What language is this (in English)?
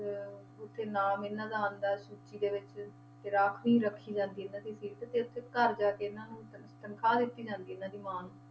Punjabi